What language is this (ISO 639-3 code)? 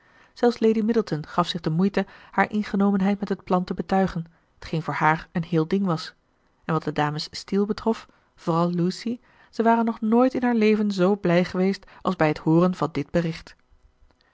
nld